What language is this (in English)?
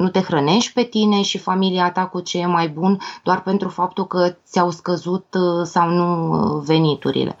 Romanian